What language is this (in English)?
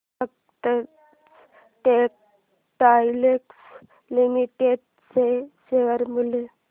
Marathi